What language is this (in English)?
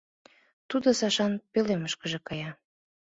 Mari